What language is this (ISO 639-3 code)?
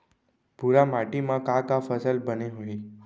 hne